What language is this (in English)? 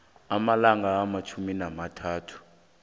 South Ndebele